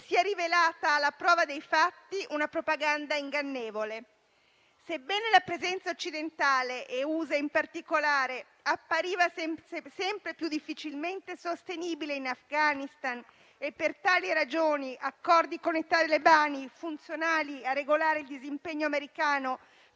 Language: Italian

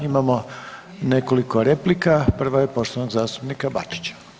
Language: Croatian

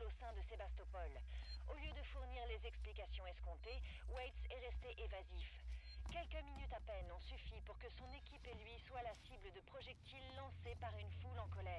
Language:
French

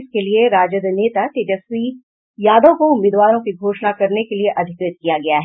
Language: Hindi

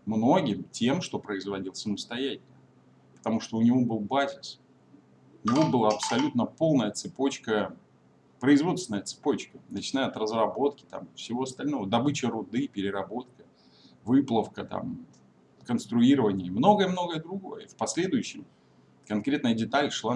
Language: Russian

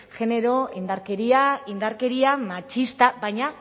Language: Basque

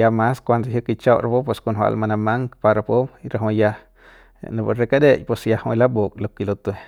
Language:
Central Pame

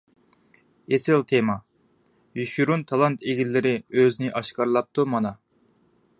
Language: Uyghur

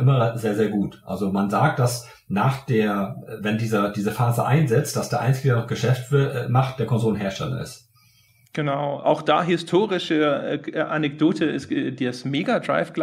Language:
German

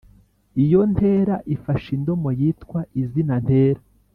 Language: Kinyarwanda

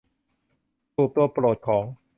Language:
Thai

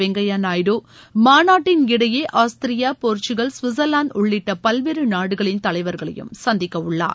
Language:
Tamil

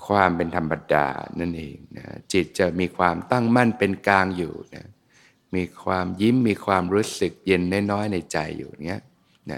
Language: Thai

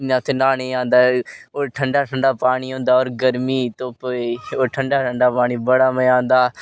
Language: Dogri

